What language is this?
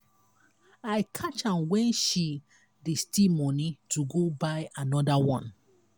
Nigerian Pidgin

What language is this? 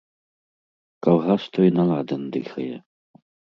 Belarusian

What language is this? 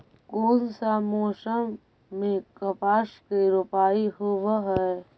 Magahi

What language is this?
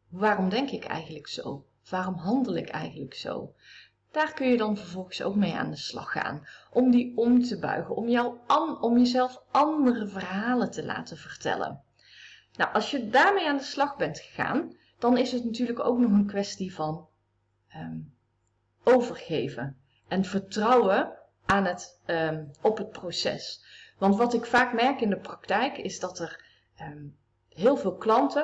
Dutch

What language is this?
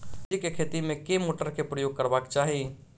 Maithili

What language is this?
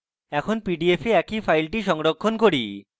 Bangla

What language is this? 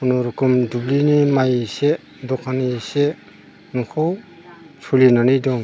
Bodo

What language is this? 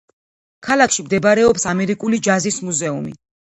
Georgian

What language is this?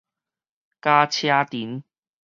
Min Nan Chinese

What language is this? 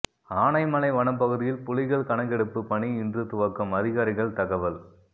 Tamil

